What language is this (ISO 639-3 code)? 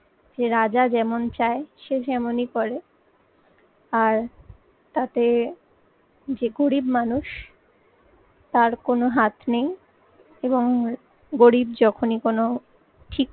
ben